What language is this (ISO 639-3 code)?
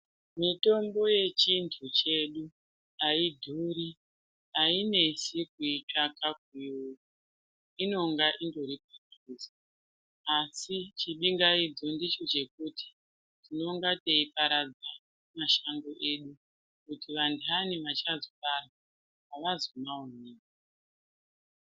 ndc